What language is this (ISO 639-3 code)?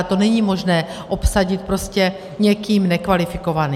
ces